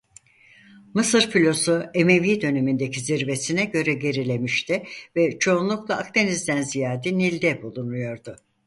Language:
Turkish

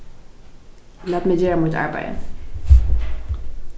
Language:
Faroese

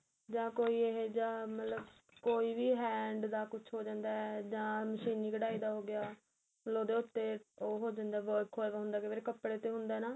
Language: Punjabi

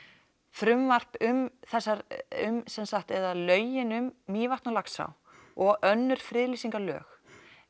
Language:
Icelandic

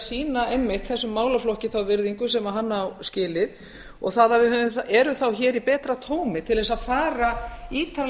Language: Icelandic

